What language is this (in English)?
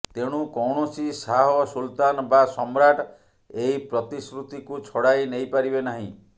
Odia